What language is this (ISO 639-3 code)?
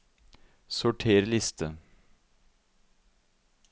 nor